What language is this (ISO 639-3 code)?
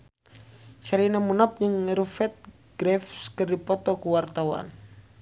sun